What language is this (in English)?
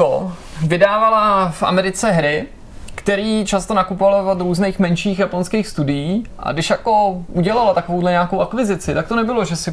Czech